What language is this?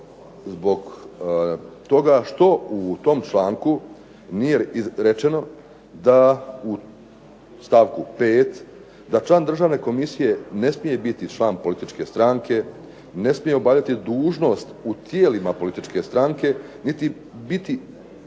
Croatian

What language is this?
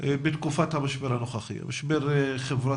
Hebrew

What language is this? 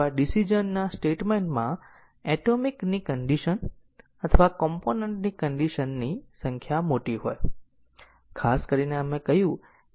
Gujarati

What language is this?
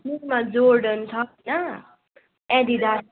Nepali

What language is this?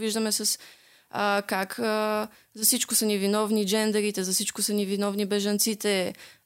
Bulgarian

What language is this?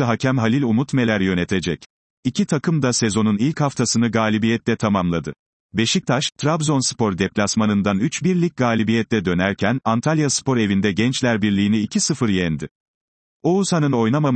Turkish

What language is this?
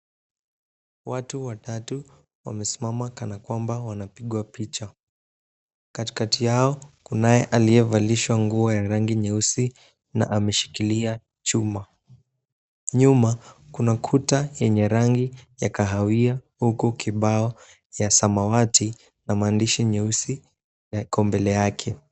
Swahili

